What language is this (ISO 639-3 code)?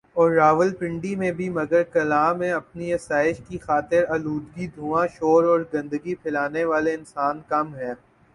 urd